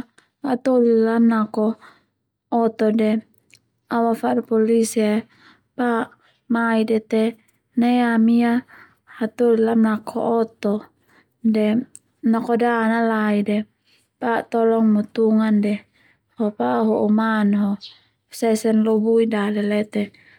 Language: Termanu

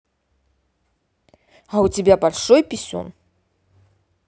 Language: Russian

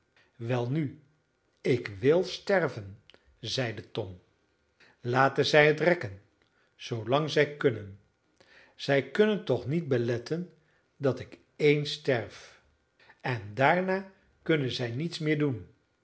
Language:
Dutch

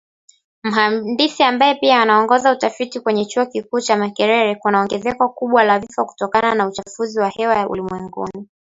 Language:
Swahili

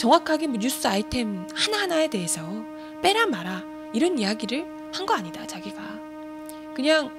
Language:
Korean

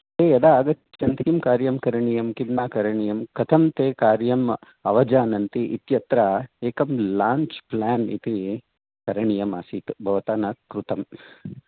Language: Sanskrit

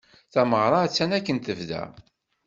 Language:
Kabyle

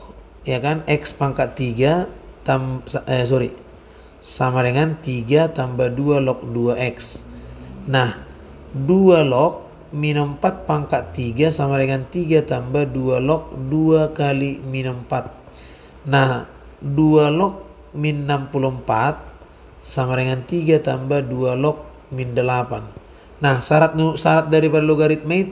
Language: Indonesian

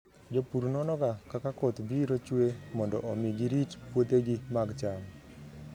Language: Luo (Kenya and Tanzania)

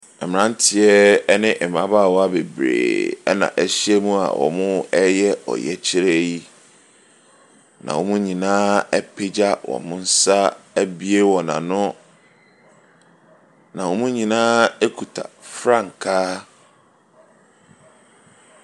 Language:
Akan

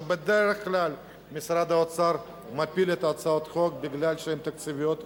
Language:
Hebrew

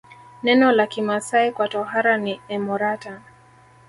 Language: Swahili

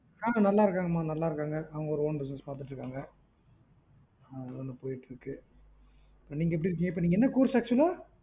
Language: Tamil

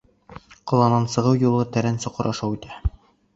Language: Bashkir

